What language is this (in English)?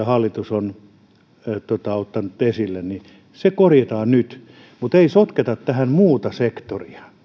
Finnish